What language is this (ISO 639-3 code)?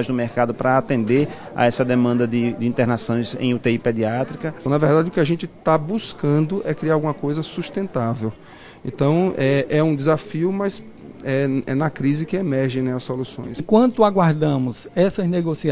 por